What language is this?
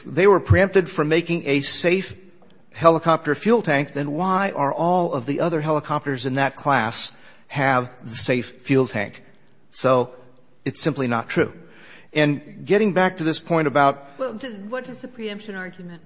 English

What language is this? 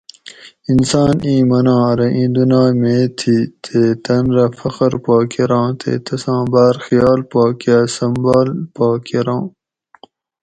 Gawri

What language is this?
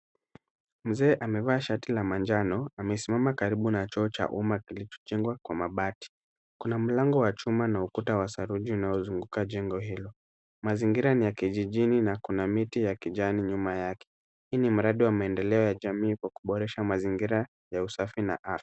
Swahili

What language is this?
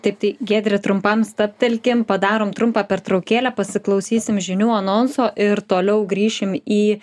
Lithuanian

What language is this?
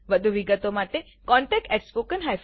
Gujarati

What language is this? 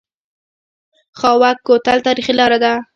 Pashto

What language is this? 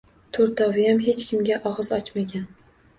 Uzbek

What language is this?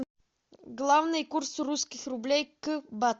Russian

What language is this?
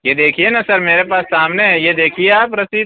Urdu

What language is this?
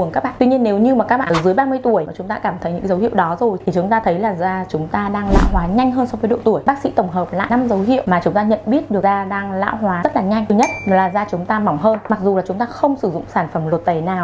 Vietnamese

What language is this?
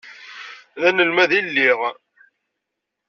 Kabyle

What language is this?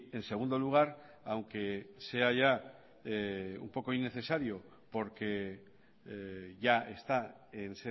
Spanish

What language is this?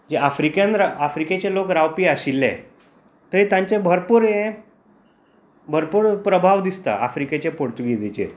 Konkani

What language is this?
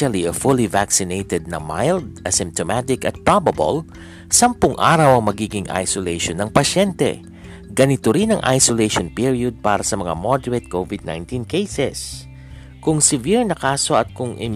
Filipino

